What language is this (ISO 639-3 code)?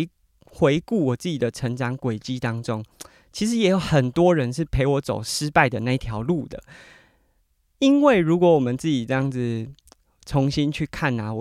zho